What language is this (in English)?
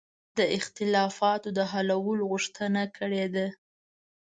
Pashto